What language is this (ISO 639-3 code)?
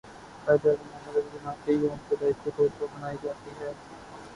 urd